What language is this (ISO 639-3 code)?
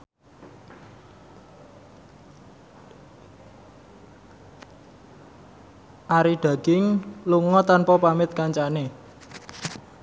jav